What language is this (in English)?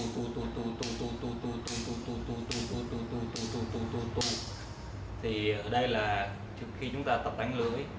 Vietnamese